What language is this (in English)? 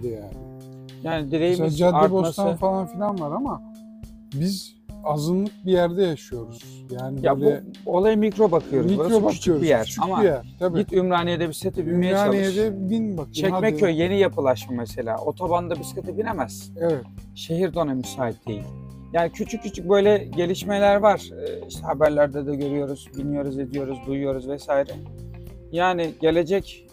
Turkish